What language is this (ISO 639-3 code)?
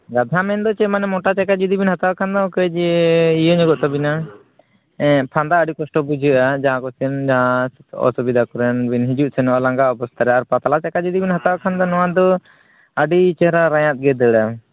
sat